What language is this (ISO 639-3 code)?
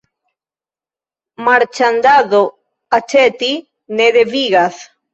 epo